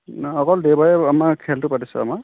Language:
Assamese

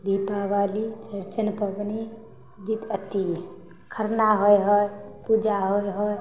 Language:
Maithili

